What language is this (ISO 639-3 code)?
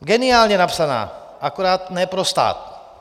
ces